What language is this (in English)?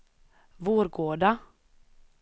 Swedish